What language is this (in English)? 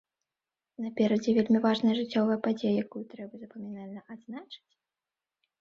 Belarusian